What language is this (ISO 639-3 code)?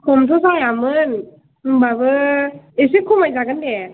brx